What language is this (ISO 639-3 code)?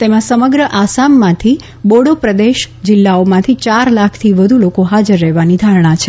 guj